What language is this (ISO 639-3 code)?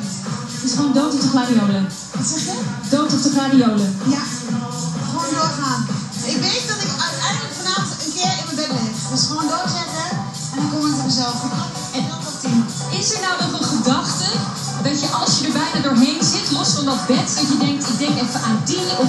nld